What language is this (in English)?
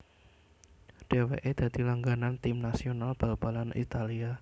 Javanese